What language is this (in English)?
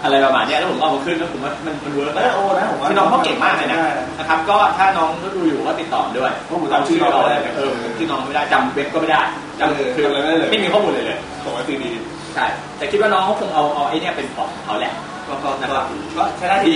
Thai